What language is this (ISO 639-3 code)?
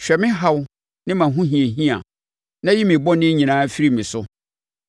aka